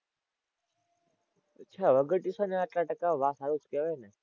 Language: Gujarati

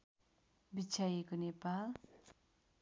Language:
Nepali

